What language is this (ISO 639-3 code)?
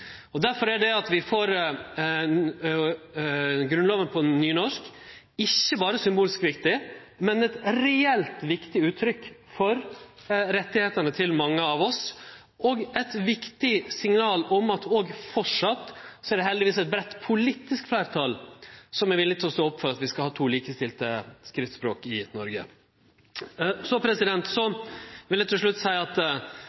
nno